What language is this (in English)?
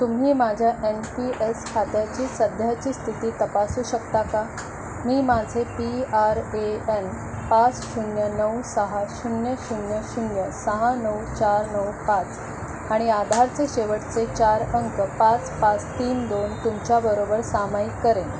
Marathi